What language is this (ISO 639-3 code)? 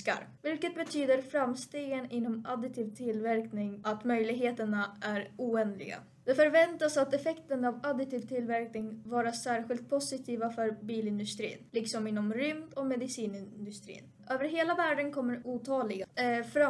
swe